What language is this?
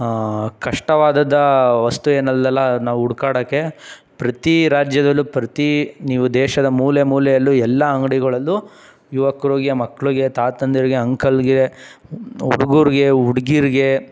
Kannada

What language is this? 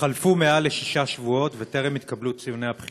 Hebrew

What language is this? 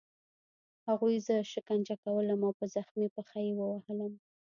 Pashto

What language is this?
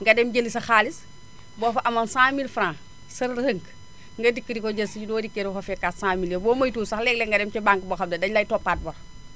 Wolof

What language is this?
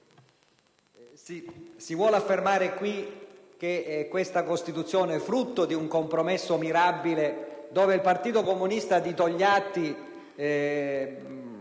Italian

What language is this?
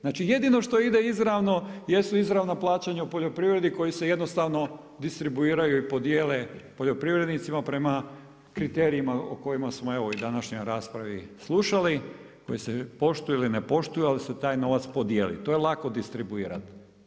Croatian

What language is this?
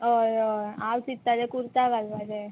Konkani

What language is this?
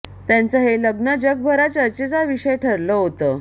Marathi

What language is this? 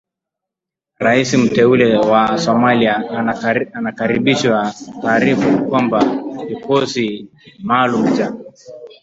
Swahili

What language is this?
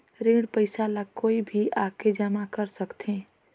Chhattisgarhi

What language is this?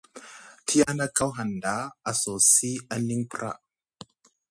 Musgu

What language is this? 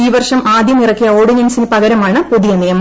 Malayalam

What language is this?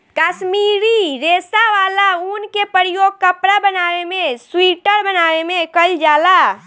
Bhojpuri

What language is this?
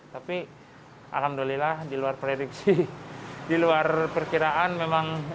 Indonesian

